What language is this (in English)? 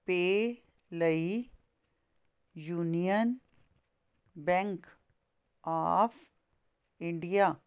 Punjabi